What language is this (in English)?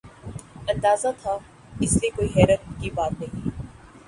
Urdu